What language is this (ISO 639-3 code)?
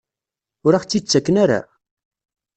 kab